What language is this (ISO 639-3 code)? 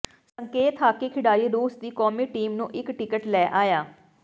pan